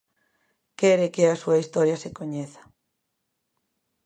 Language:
Galician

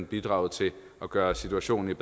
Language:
Danish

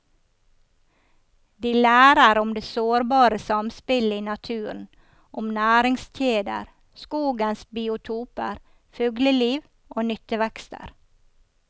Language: Norwegian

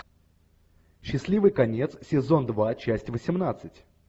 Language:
Russian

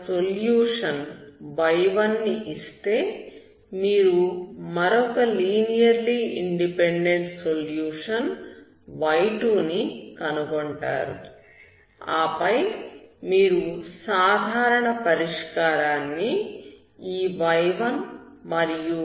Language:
Telugu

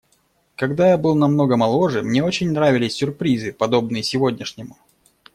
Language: Russian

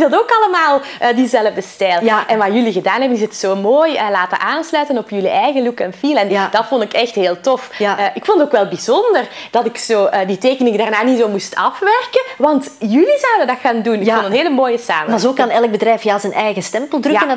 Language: Dutch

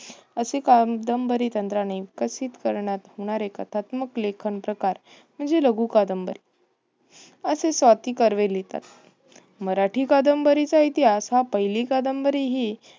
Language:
Marathi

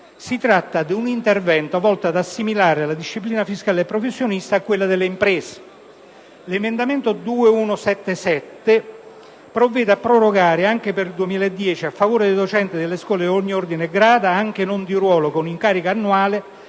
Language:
Italian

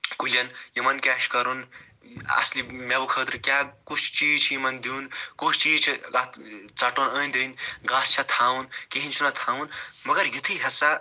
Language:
Kashmiri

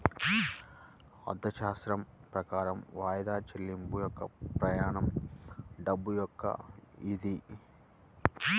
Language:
Telugu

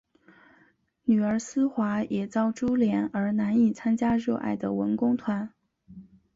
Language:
Chinese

